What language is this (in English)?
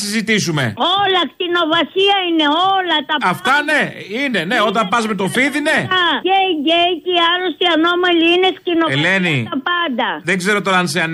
Greek